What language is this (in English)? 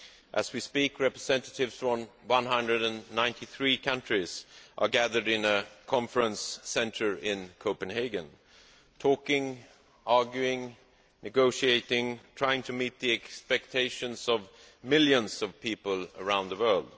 English